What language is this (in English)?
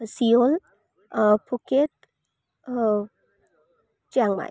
Kannada